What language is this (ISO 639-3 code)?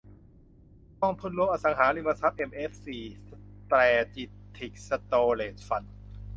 tha